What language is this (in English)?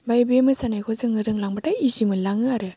Bodo